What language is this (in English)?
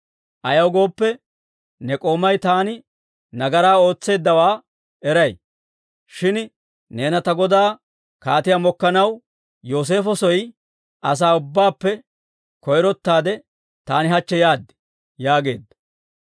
Dawro